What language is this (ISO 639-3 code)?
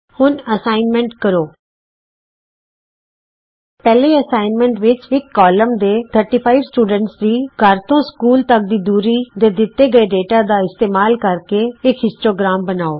pan